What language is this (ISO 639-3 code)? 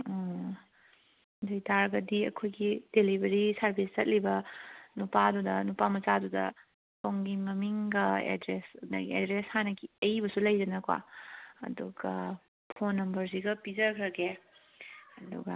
mni